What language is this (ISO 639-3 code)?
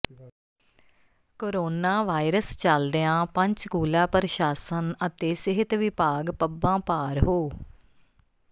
pan